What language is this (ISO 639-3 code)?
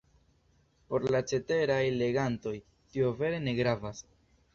epo